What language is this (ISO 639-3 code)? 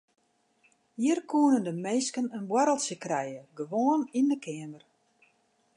fry